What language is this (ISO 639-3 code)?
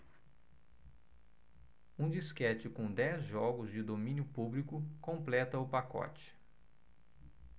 por